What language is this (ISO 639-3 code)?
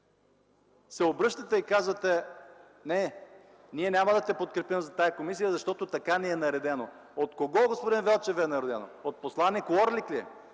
bul